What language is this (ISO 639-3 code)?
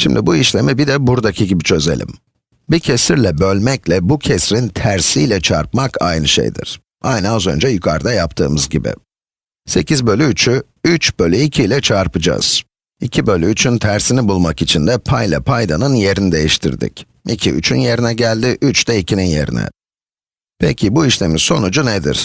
tur